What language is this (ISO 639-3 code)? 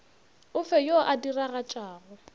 nso